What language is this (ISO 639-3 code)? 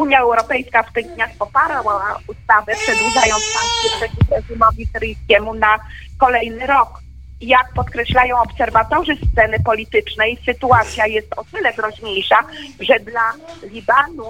pol